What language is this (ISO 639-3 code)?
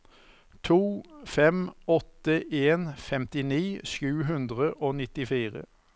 nor